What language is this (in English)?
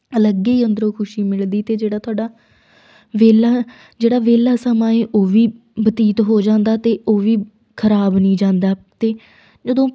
Punjabi